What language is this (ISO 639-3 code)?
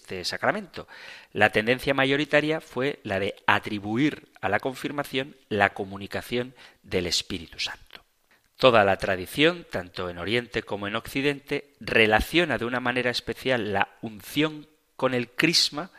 spa